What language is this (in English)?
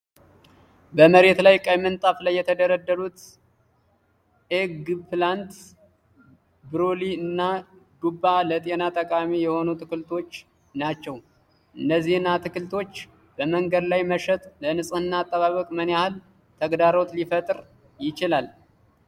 Amharic